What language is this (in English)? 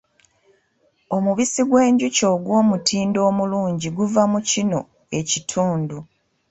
Ganda